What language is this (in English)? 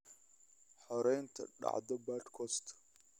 Somali